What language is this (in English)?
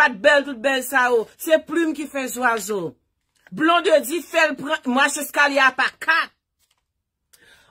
French